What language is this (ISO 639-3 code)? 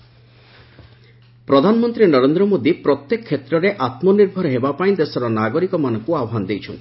ori